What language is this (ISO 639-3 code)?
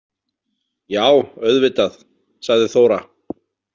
isl